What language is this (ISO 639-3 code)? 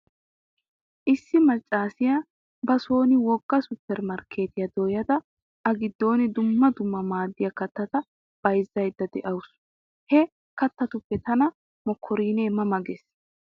wal